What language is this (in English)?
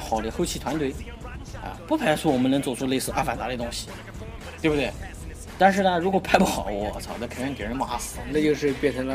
Chinese